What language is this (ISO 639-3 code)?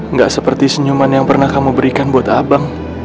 ind